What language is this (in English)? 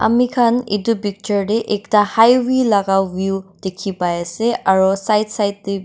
Naga Pidgin